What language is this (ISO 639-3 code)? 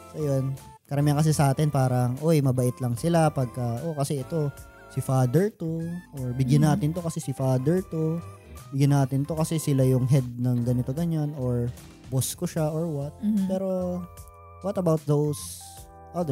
fil